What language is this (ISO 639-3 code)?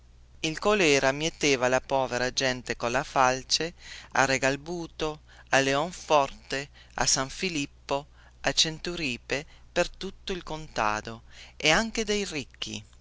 ita